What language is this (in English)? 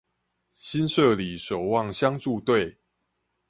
Chinese